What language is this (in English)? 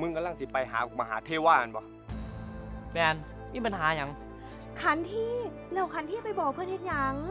Thai